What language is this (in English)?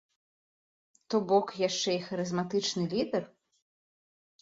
Belarusian